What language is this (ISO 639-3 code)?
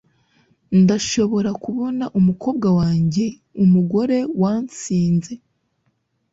kin